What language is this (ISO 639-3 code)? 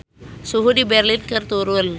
sun